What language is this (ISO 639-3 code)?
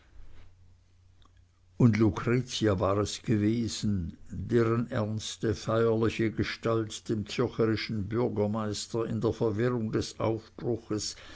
deu